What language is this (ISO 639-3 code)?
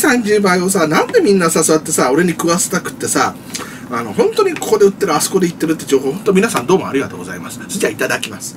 jpn